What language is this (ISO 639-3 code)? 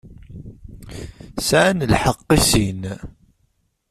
kab